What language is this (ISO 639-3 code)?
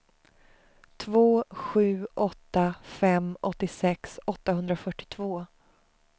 swe